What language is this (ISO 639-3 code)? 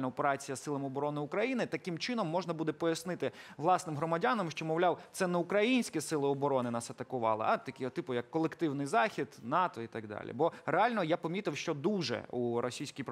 ukr